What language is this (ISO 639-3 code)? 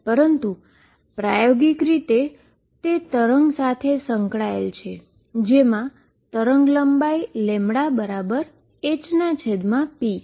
guj